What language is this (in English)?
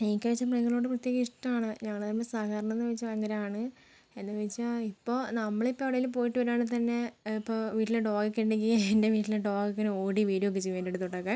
Malayalam